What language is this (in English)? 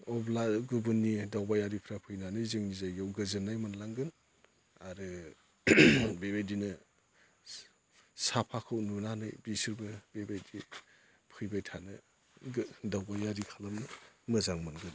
Bodo